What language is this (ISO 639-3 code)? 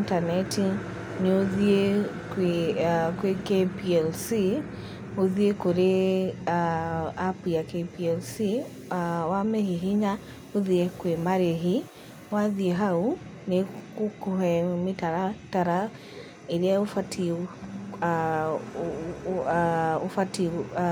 kik